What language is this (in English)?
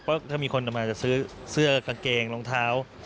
Thai